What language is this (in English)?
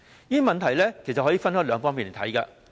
Cantonese